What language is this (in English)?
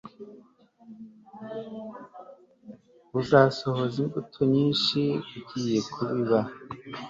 Kinyarwanda